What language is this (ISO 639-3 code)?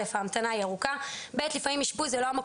heb